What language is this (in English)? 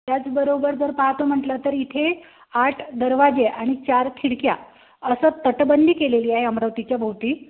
Marathi